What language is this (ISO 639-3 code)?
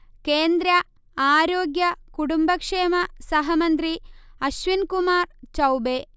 mal